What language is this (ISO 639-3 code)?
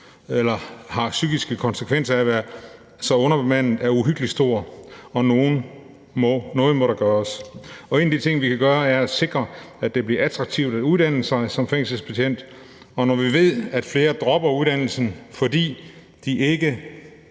dan